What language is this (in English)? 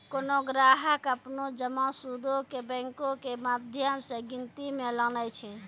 Maithili